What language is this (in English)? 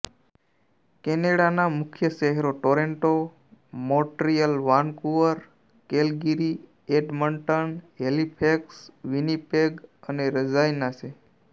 Gujarati